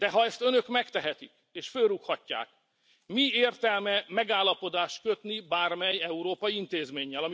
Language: Hungarian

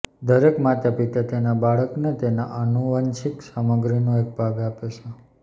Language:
Gujarati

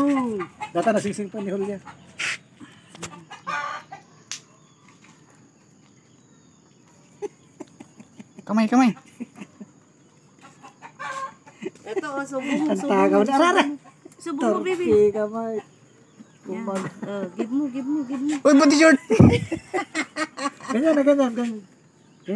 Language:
Indonesian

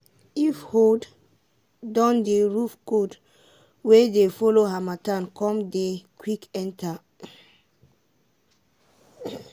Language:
Nigerian Pidgin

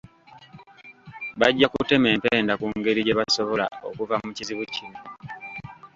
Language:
Ganda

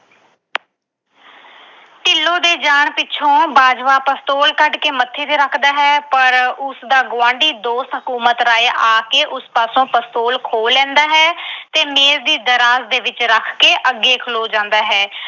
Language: Punjabi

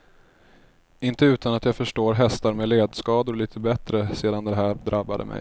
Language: Swedish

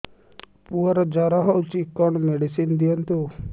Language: Odia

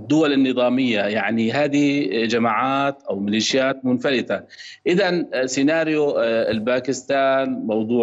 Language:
Arabic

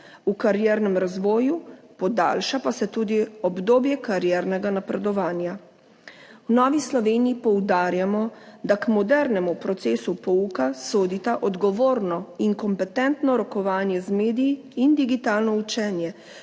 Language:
Slovenian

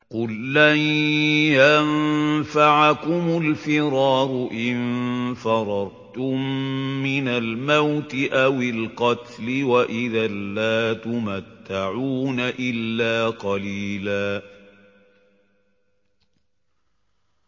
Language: Arabic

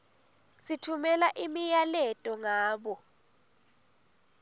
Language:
Swati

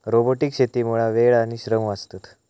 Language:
Marathi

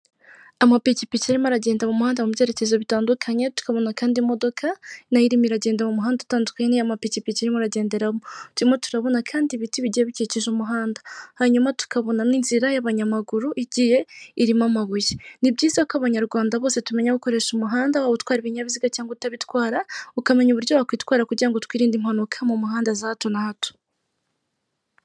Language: Kinyarwanda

